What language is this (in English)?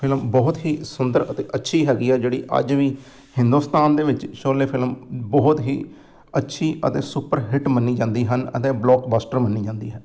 Punjabi